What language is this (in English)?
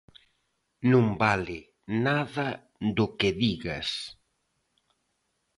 Galician